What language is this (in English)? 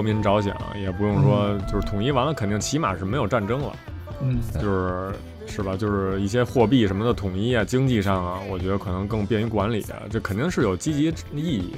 Chinese